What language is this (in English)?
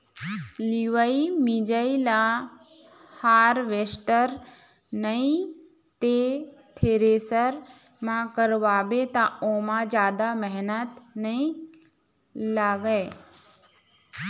Chhattisgarhi